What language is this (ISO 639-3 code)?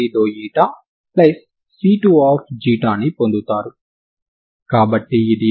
tel